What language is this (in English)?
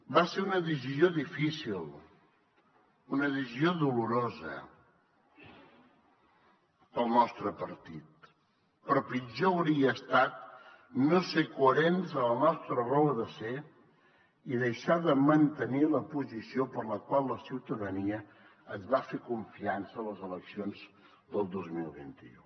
Catalan